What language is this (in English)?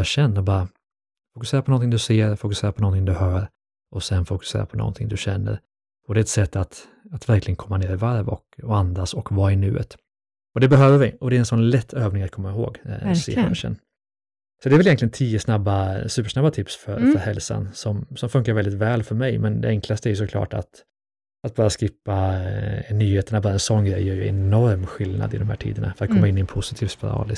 Swedish